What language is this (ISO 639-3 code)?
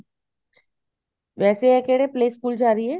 pan